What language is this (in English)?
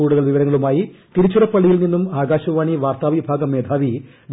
Malayalam